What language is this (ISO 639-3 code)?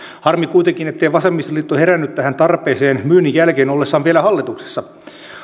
fin